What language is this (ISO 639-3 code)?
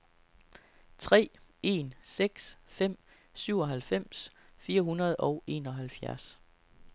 dan